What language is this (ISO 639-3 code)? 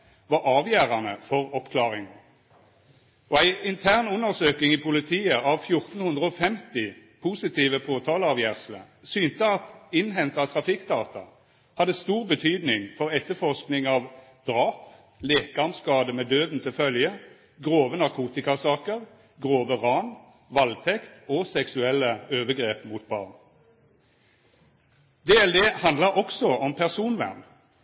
nno